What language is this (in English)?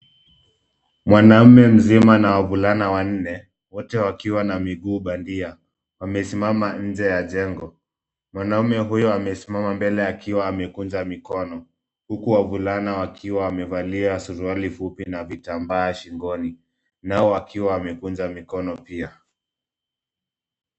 Swahili